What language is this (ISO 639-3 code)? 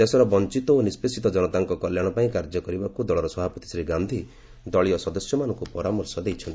ori